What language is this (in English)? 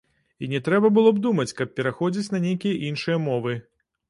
Belarusian